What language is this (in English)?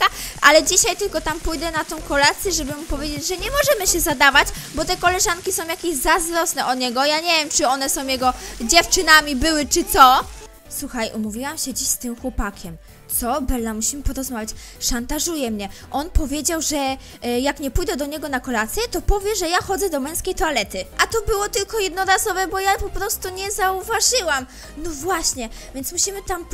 Polish